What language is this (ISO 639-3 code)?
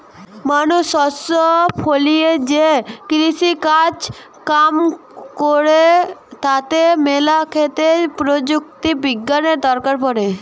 ben